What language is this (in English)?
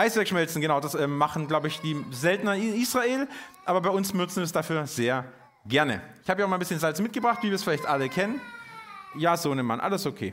German